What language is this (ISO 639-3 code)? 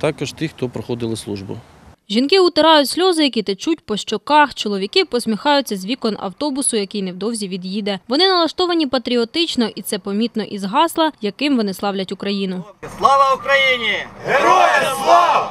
ukr